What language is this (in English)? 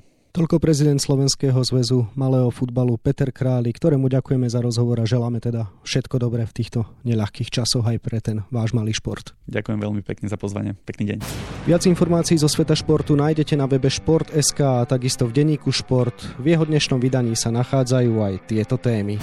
Slovak